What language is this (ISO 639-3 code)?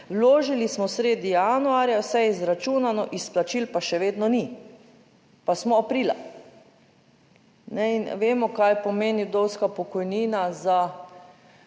slv